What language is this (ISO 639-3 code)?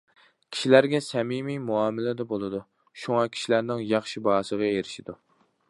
uig